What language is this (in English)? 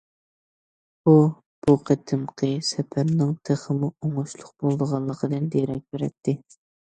Uyghur